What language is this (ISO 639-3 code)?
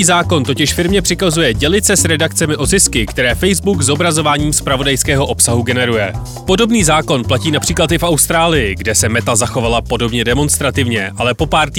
ces